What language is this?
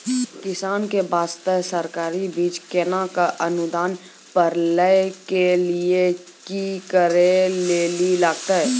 Maithili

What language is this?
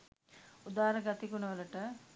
Sinhala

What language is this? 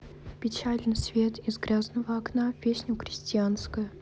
Russian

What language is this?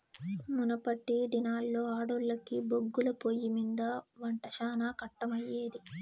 Telugu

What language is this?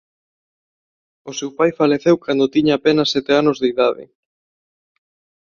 Galician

